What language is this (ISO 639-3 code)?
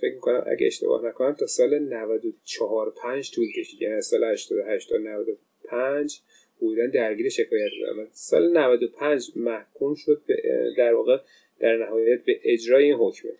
fas